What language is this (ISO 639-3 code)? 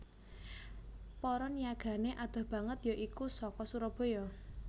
jav